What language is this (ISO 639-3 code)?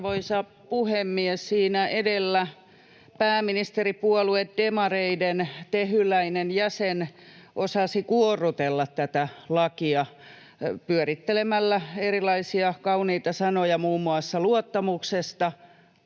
fin